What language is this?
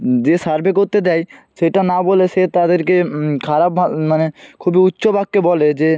Bangla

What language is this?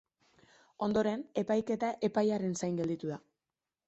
Basque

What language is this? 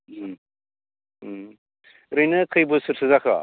Bodo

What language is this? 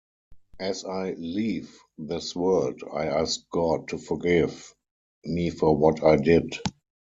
English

